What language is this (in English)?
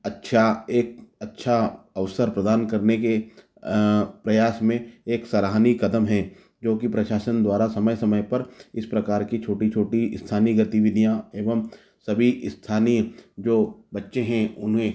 Hindi